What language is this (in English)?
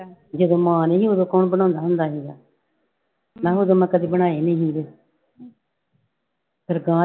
Punjabi